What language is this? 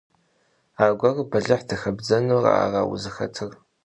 Kabardian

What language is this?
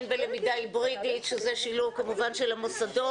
Hebrew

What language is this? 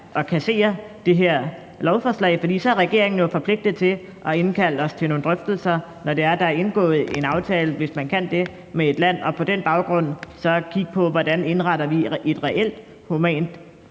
Danish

